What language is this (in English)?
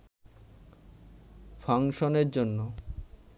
Bangla